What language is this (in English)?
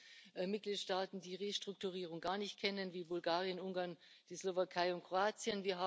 German